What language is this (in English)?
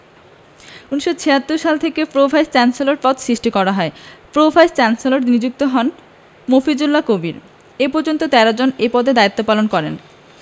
Bangla